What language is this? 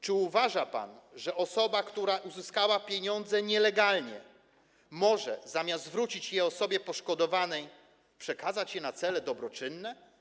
Polish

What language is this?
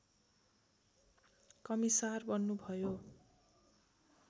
Nepali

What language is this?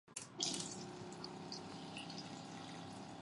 Chinese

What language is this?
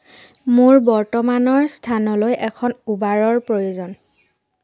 Assamese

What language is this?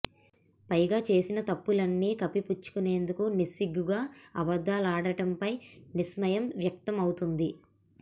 Telugu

